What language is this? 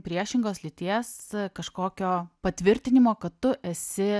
Lithuanian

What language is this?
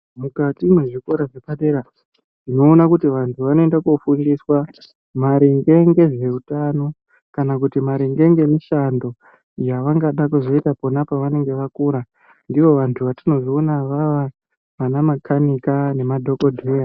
Ndau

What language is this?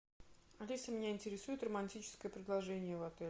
Russian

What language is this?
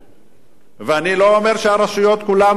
Hebrew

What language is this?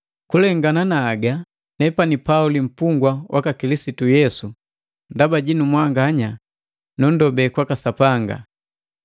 Matengo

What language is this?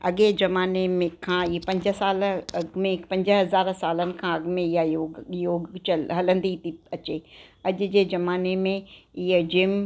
Sindhi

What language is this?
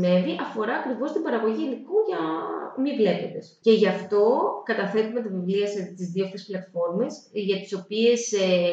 Greek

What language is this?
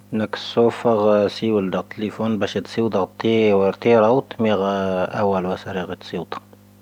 Tahaggart Tamahaq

